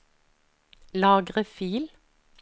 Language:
Norwegian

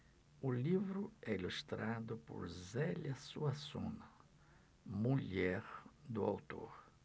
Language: Portuguese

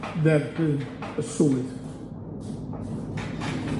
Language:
Welsh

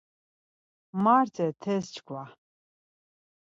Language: Laz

